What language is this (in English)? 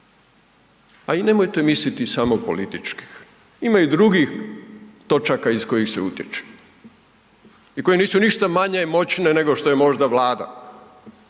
Croatian